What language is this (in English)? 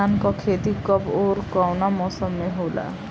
Bhojpuri